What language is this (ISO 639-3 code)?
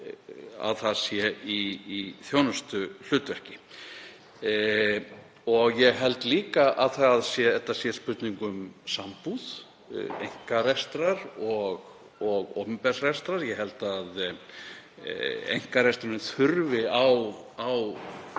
isl